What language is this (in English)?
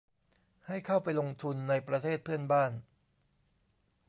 Thai